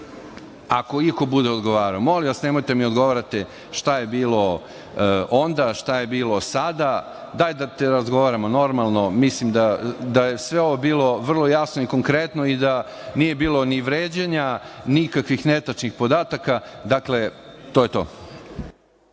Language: Serbian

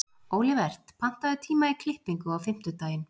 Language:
Icelandic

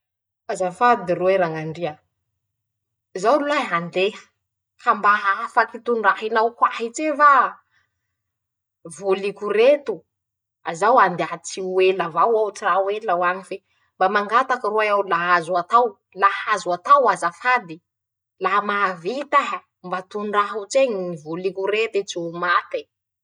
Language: Masikoro Malagasy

